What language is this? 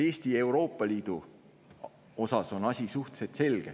Estonian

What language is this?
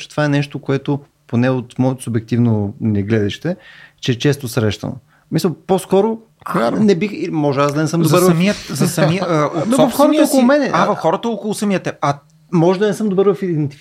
Bulgarian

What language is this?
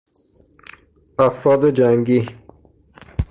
Persian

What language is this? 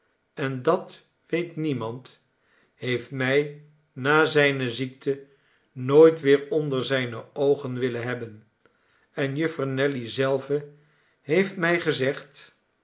Dutch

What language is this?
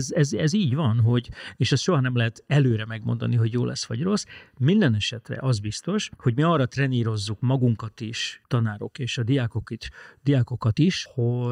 Hungarian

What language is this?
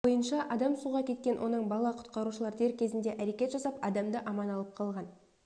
Kazakh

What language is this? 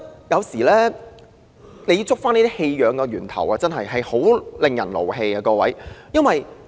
Cantonese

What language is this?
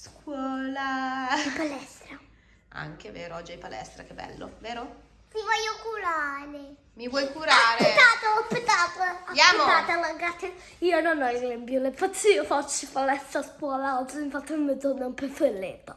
Italian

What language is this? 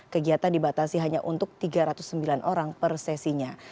Indonesian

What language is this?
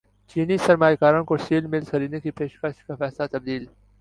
Urdu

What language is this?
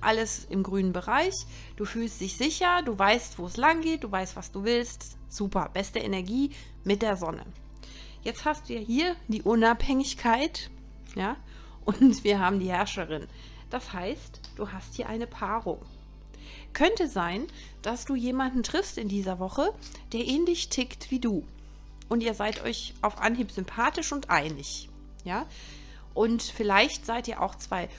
German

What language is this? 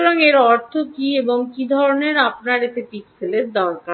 Bangla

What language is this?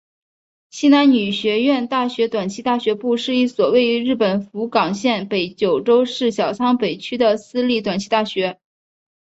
Chinese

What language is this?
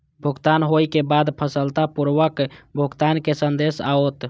Maithili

